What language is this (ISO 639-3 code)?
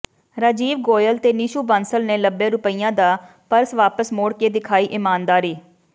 pan